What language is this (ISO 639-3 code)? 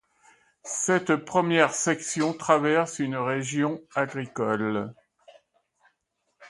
fra